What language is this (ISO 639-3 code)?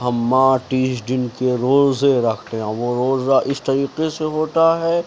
urd